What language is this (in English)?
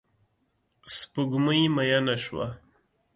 Pashto